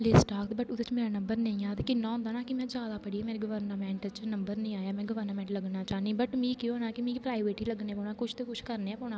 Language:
Dogri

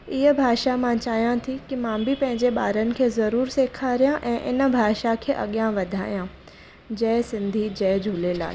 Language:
Sindhi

